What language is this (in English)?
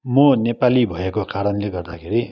Nepali